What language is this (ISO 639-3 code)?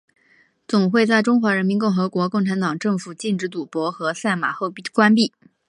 zho